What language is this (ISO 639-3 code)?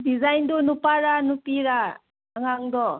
mni